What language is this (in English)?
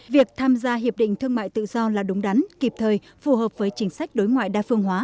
Vietnamese